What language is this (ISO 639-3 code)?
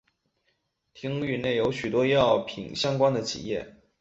zho